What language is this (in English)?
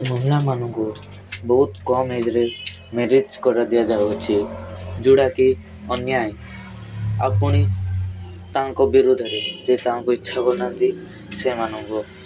Odia